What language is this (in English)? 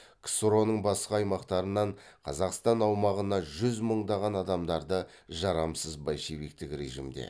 Kazakh